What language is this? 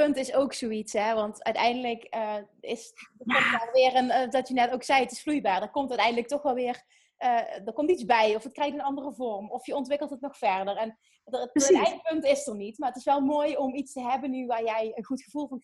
Dutch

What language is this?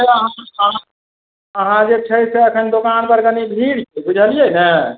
Maithili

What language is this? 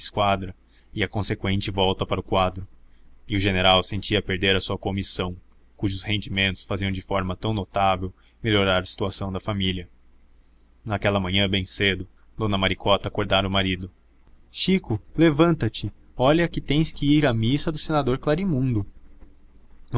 Portuguese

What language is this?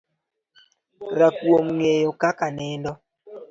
Luo (Kenya and Tanzania)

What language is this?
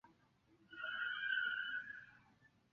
Chinese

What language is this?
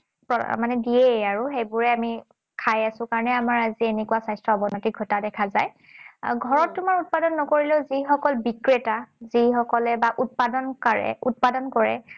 Assamese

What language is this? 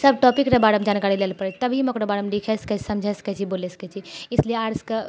Maithili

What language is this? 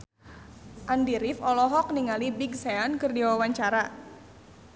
Sundanese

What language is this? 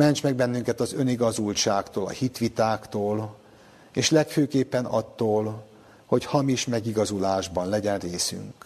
Hungarian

